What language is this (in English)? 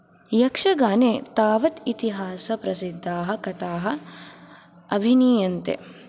Sanskrit